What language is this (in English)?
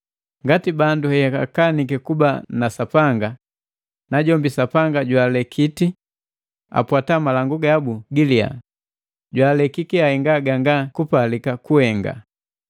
Matengo